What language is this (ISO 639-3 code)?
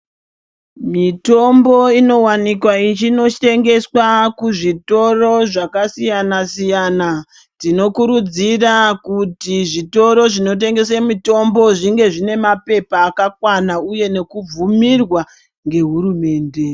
ndc